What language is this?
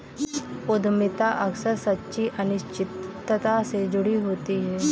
Hindi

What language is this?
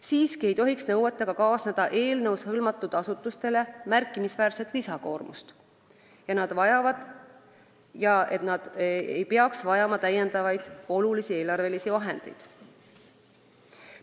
Estonian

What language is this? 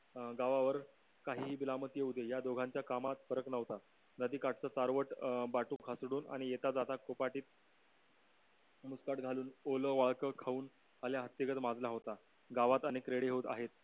Marathi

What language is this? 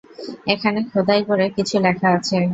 Bangla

